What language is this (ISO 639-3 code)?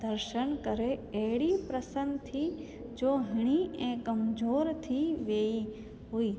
snd